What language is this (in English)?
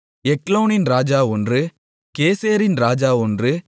Tamil